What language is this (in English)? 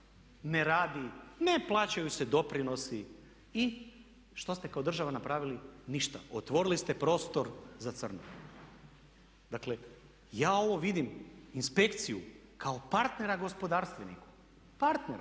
Croatian